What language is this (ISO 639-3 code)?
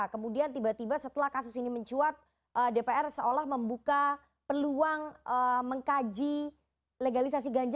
ind